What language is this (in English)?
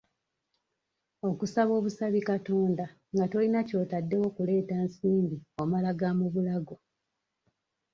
Ganda